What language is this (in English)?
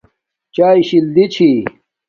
Domaaki